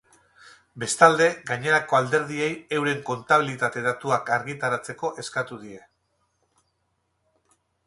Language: Basque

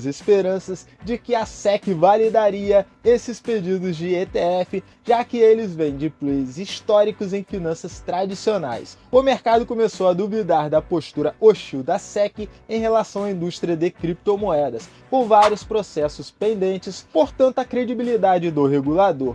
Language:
Portuguese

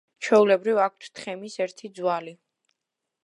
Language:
Georgian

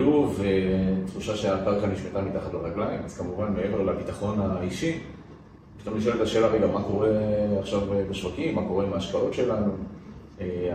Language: Hebrew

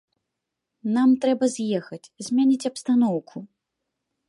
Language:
Belarusian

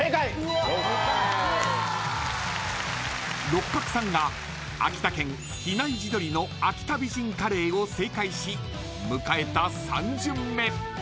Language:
Japanese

